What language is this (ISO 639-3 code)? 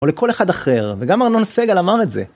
heb